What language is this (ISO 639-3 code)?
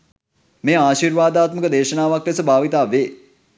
sin